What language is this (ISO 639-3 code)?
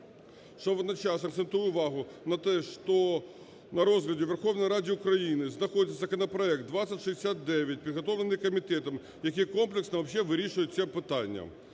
ukr